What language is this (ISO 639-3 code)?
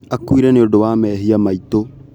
kik